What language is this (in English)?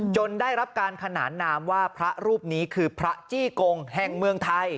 Thai